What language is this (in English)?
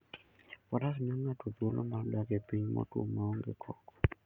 Luo (Kenya and Tanzania)